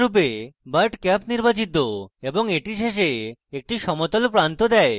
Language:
Bangla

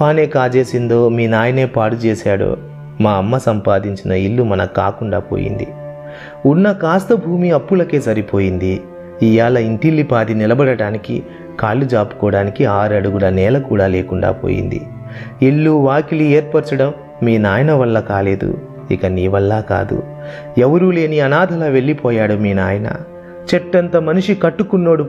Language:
Telugu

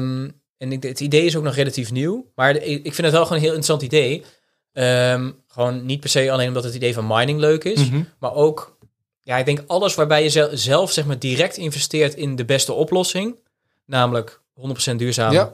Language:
Dutch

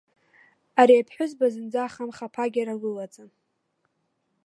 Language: Abkhazian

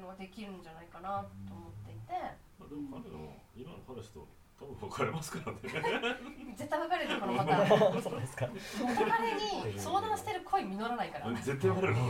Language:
Japanese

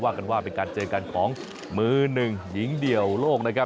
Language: Thai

